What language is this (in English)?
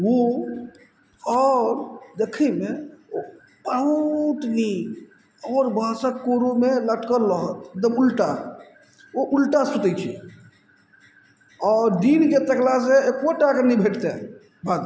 Maithili